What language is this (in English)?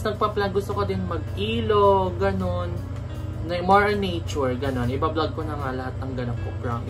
Filipino